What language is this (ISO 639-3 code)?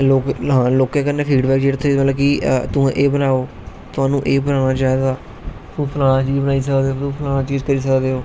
doi